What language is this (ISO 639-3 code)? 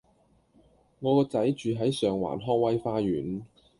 yue